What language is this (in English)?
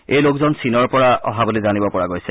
Assamese